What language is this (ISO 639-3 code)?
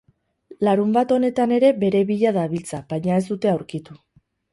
eus